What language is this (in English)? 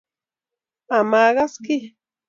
Kalenjin